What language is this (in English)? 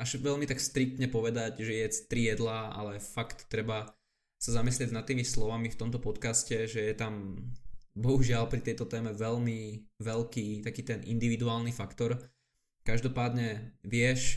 Slovak